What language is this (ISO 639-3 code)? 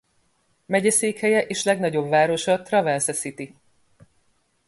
hun